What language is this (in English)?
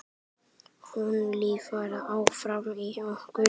Icelandic